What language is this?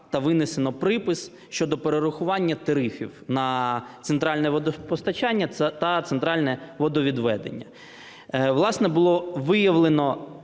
Ukrainian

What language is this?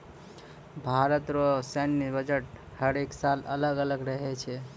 Maithili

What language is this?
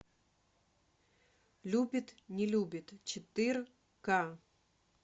Russian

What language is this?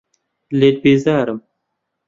Central Kurdish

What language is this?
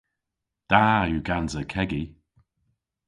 Cornish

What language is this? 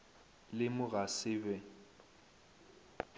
Northern Sotho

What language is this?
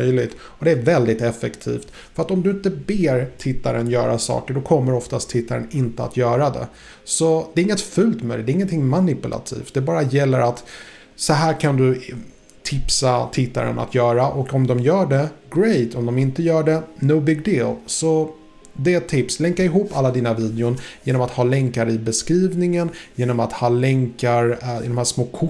Swedish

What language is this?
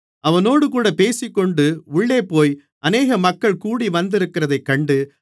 Tamil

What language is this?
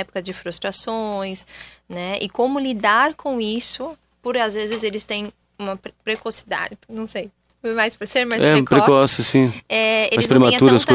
Portuguese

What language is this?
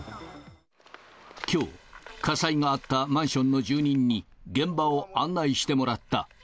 Japanese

